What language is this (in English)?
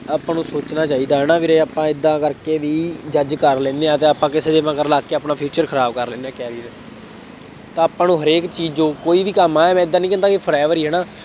Punjabi